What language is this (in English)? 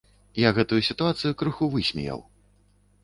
Belarusian